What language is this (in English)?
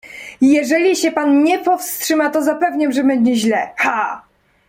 Polish